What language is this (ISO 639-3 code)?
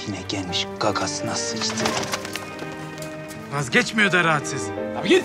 tur